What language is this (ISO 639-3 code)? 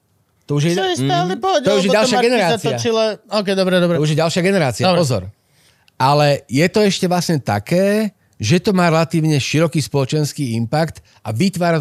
slk